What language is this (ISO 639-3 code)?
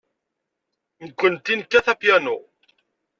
kab